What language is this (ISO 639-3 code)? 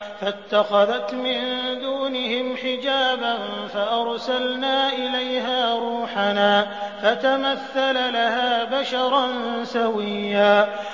ara